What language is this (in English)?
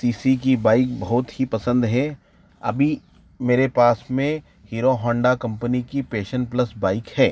Hindi